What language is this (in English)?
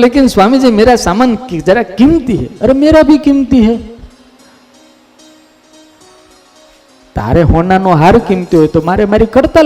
Gujarati